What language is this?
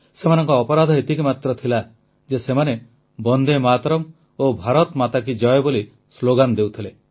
Odia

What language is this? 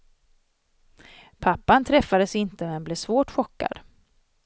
Swedish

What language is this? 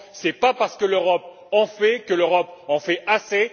French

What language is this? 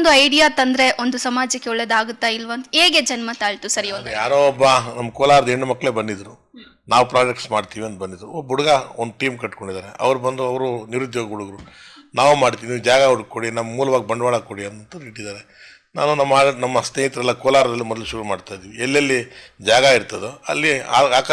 Indonesian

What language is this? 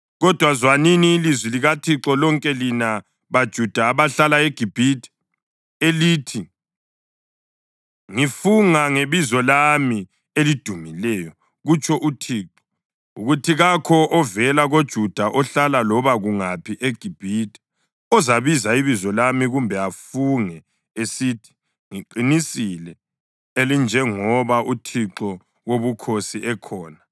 North Ndebele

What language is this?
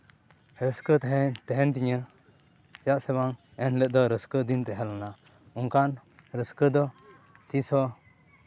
Santali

